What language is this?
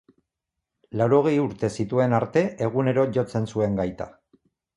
Basque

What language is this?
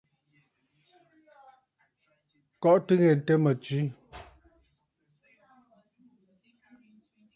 Bafut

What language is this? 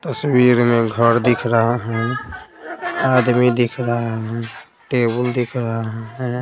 Hindi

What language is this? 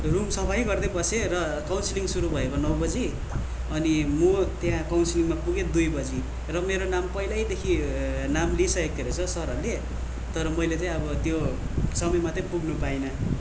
Nepali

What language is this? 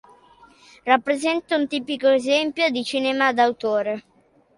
Italian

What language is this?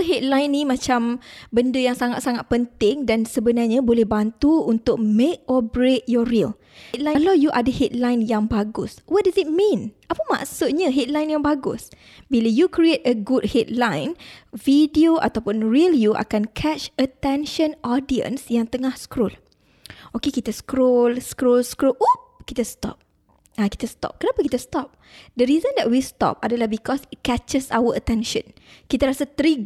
Malay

